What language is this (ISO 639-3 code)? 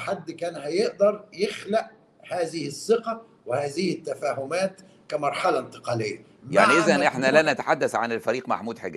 ara